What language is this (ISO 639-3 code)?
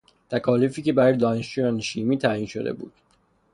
fas